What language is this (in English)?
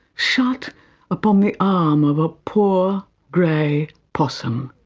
English